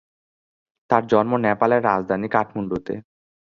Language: Bangla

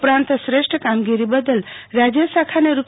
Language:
Gujarati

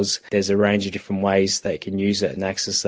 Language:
Indonesian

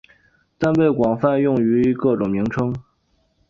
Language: Chinese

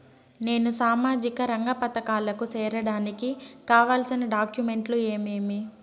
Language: Telugu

